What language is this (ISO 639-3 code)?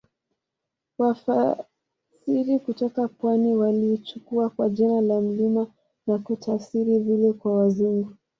swa